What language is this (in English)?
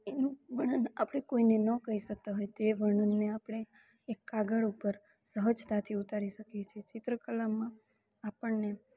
Gujarati